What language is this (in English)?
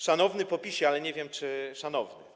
Polish